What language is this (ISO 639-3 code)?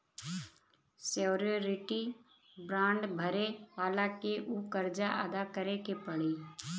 bho